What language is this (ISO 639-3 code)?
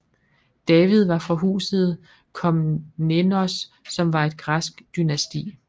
dan